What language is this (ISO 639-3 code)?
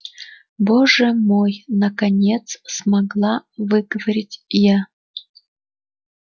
rus